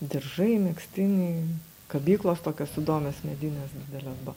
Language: Lithuanian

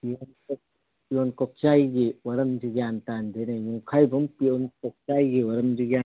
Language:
Manipuri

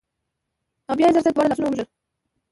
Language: Pashto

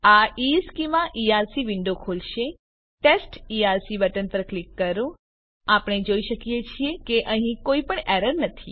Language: Gujarati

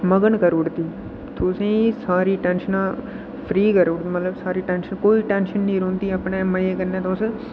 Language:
Dogri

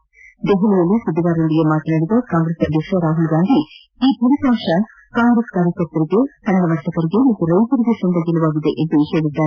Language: Kannada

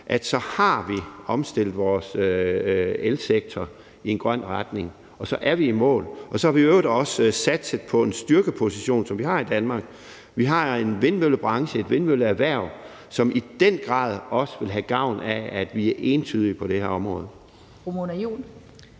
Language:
Danish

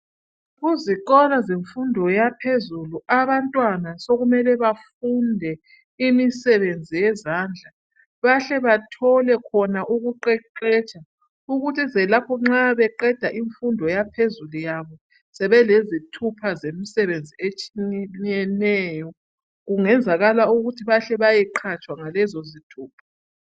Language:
North Ndebele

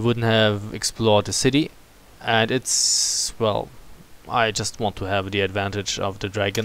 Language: English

